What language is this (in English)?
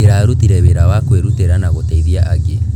Kikuyu